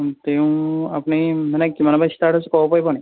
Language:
Assamese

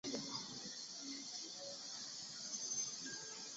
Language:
Chinese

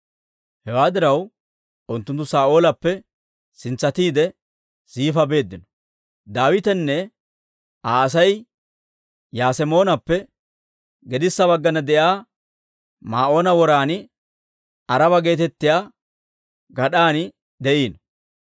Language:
Dawro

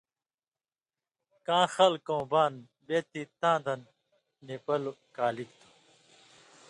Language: Indus Kohistani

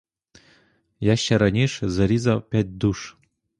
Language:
Ukrainian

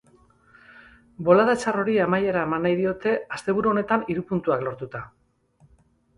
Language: Basque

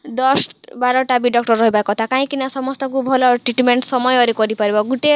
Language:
Odia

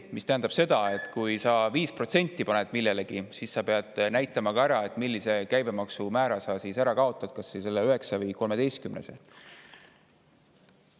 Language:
Estonian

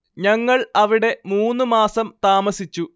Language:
Malayalam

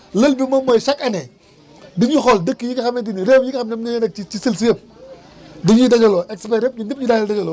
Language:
Wolof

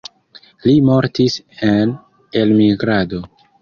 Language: Esperanto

